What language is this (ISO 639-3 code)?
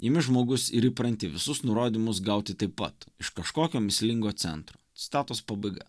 lit